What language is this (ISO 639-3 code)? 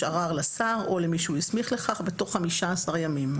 heb